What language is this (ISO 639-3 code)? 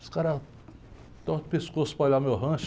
por